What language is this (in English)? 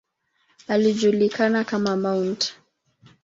Swahili